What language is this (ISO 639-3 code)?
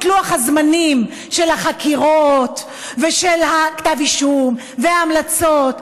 heb